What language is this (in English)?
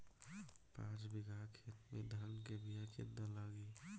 Bhojpuri